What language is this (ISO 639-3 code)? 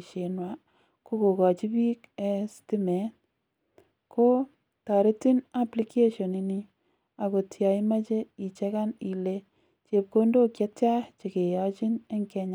kln